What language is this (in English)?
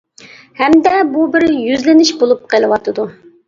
Uyghur